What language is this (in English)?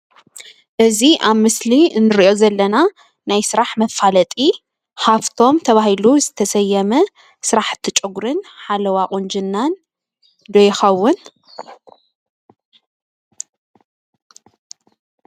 Tigrinya